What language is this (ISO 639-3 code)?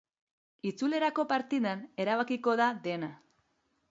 eus